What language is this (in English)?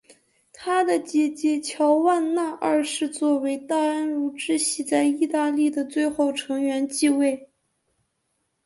Chinese